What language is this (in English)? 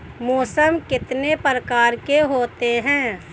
Hindi